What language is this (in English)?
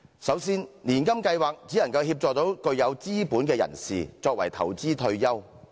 Cantonese